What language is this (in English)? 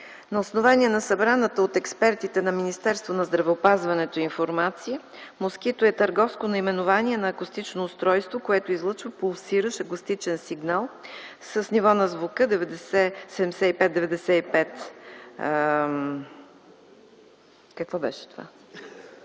Bulgarian